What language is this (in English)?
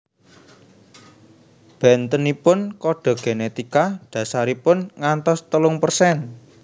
Javanese